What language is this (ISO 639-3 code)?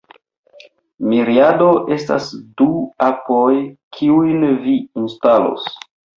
epo